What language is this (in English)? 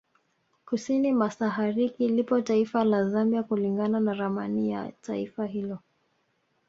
Swahili